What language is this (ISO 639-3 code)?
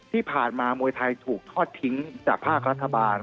tha